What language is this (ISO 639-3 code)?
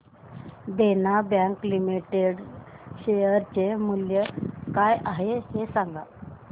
mar